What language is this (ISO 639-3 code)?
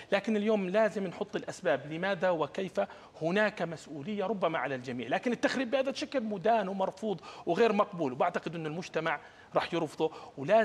ara